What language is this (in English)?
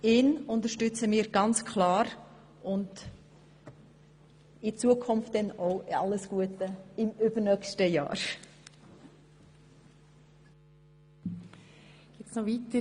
Swiss German